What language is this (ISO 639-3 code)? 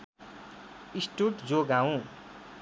nep